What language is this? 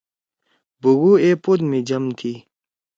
Torwali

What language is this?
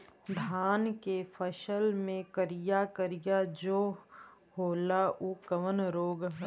Bhojpuri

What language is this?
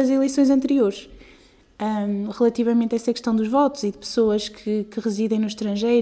Portuguese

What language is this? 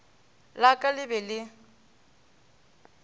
Northern Sotho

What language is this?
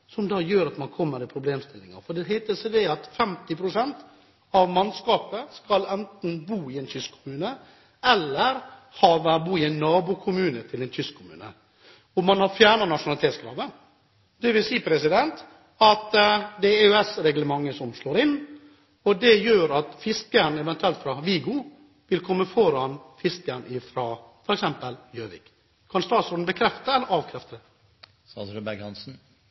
Norwegian Bokmål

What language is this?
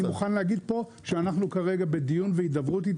Hebrew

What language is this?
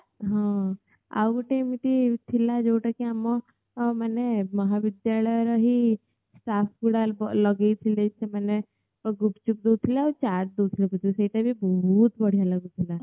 Odia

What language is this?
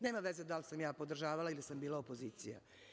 Serbian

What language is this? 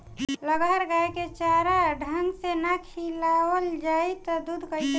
Bhojpuri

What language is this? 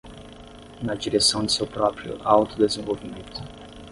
Portuguese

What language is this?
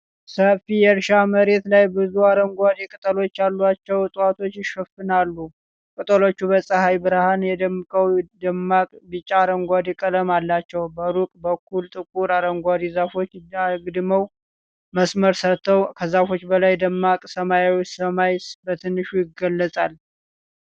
Amharic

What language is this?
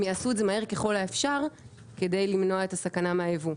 Hebrew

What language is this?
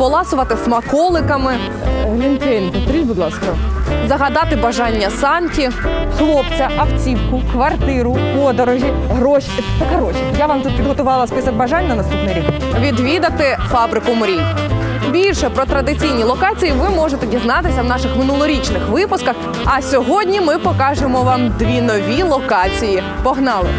Ukrainian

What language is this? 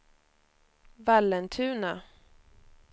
Swedish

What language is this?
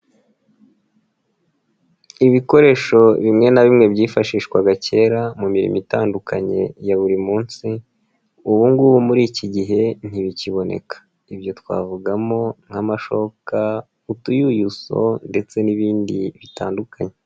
Kinyarwanda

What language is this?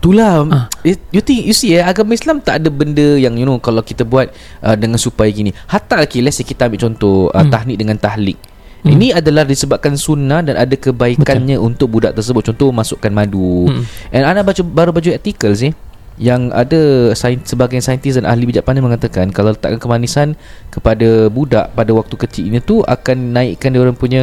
Malay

